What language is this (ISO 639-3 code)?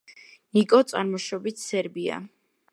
kat